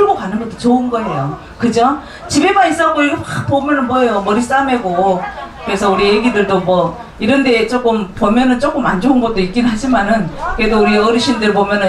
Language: Korean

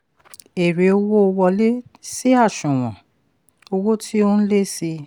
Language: Yoruba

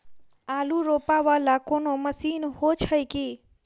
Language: Maithili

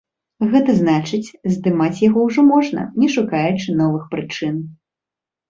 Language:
Belarusian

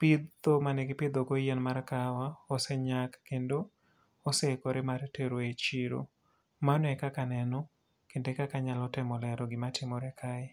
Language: Luo (Kenya and Tanzania)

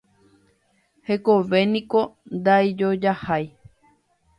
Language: Guarani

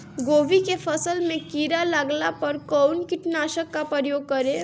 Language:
Bhojpuri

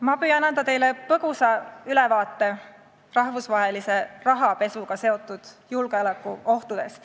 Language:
Estonian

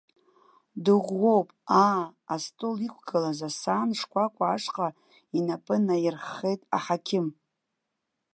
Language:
Abkhazian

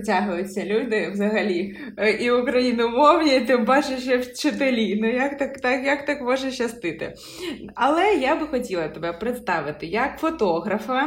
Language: Ukrainian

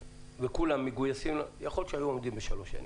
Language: Hebrew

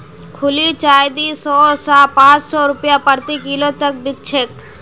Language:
Magahi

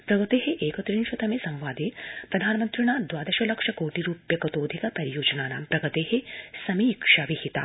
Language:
Sanskrit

